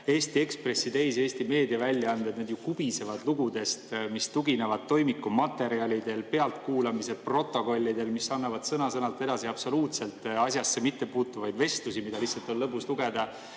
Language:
Estonian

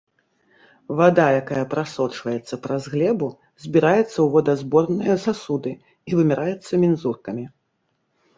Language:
Belarusian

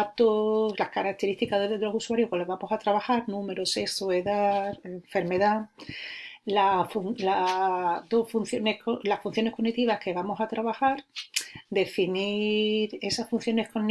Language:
Spanish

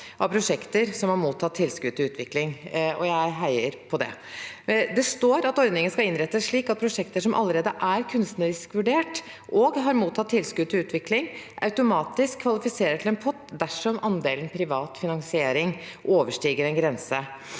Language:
Norwegian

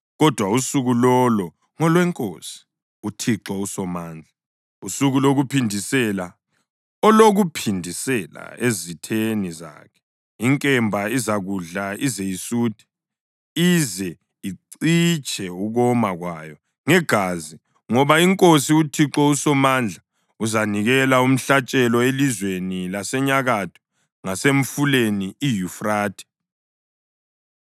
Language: North Ndebele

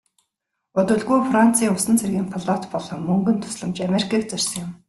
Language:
Mongolian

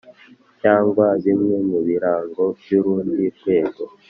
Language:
Kinyarwanda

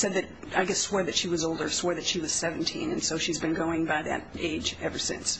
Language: English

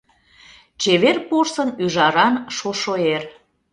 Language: Mari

